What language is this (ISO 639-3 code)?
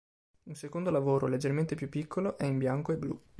ita